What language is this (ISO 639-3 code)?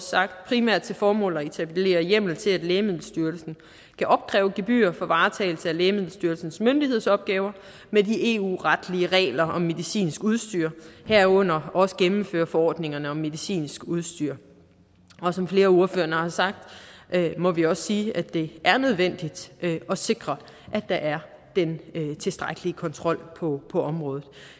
dan